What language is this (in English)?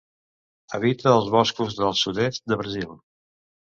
Catalan